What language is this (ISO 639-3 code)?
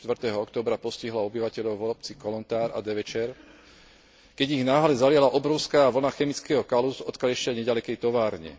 slk